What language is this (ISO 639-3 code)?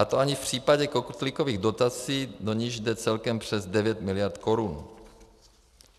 ces